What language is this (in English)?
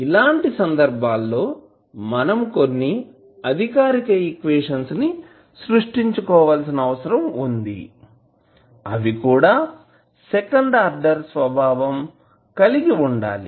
Telugu